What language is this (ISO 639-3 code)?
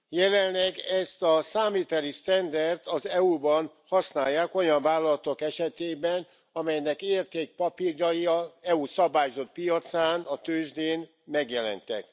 hun